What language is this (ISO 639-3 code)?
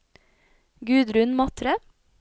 nor